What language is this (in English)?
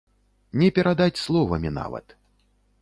Belarusian